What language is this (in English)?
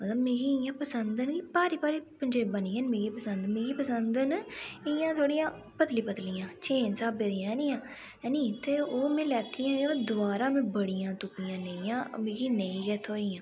Dogri